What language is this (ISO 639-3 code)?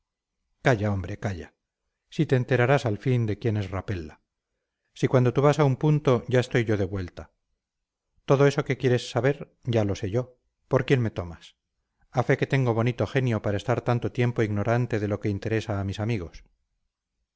spa